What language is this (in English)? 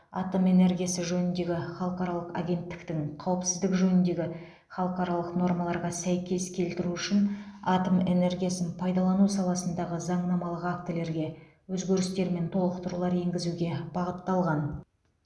Kazakh